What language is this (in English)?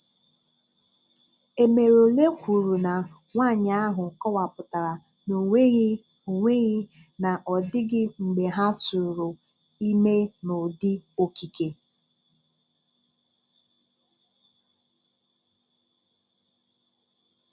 Igbo